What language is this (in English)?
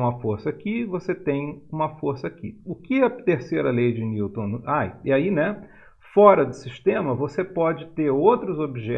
Portuguese